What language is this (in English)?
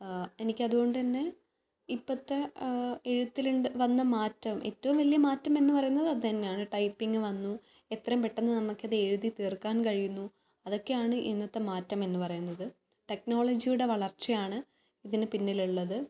Malayalam